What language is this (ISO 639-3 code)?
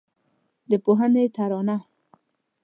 pus